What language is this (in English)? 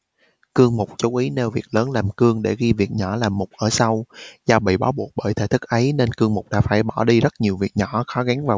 Vietnamese